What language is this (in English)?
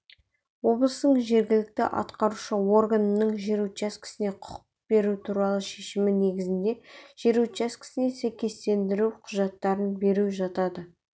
Kazakh